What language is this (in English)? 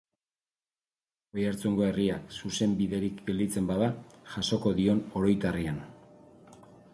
Basque